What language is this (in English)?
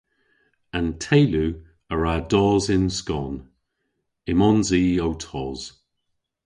Cornish